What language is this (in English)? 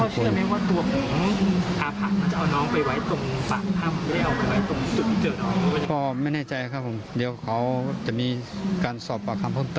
Thai